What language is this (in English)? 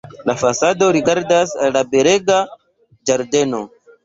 Esperanto